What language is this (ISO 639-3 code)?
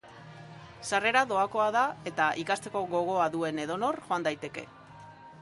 eus